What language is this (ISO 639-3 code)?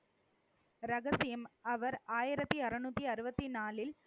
tam